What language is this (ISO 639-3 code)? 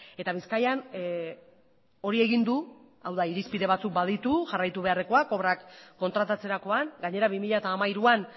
eus